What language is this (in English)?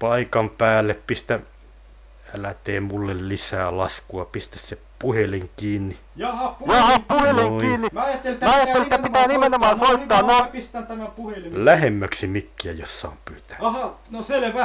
Finnish